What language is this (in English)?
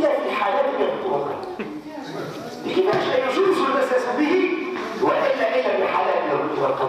Arabic